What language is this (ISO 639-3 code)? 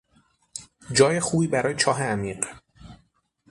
fas